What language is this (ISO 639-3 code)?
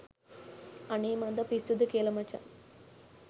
sin